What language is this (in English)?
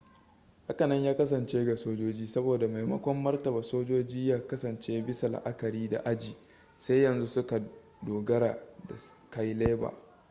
Hausa